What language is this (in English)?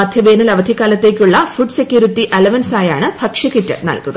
Malayalam